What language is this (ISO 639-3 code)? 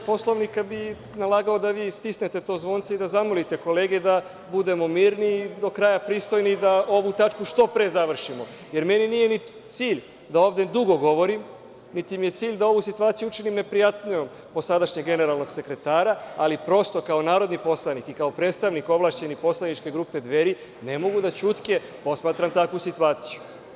srp